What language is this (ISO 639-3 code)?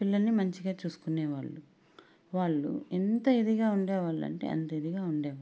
tel